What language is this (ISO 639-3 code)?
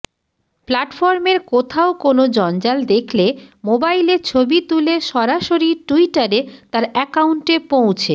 ben